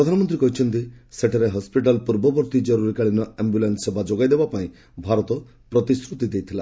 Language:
Odia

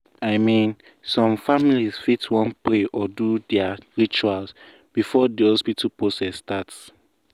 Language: Nigerian Pidgin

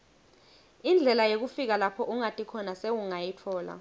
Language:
Swati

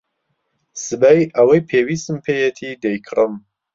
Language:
Central Kurdish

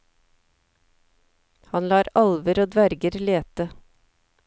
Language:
Norwegian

